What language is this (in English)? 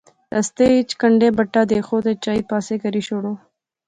Pahari-Potwari